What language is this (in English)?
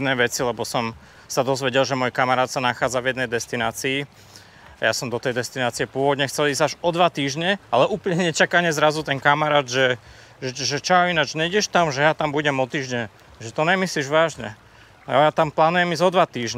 Slovak